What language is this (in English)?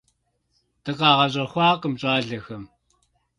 Kabardian